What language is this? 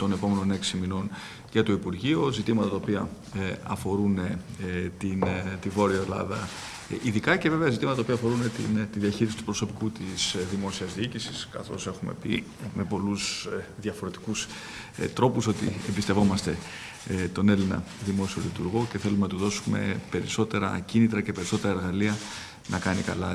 Greek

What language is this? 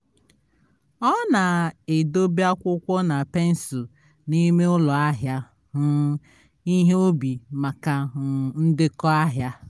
Igbo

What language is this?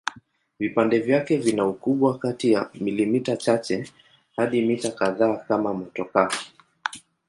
Swahili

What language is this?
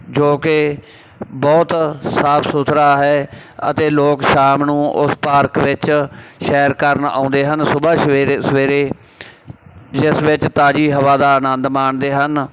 Punjabi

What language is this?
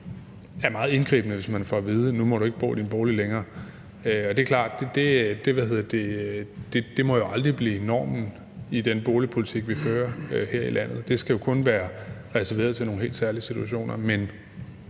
Danish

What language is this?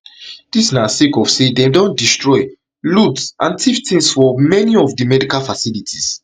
Nigerian Pidgin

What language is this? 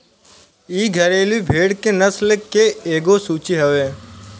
Bhojpuri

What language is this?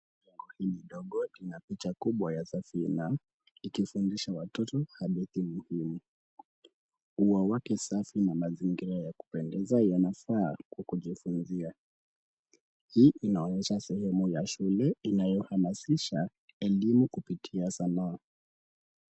Swahili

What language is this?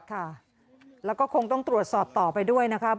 Thai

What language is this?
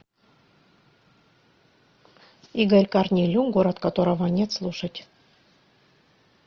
Russian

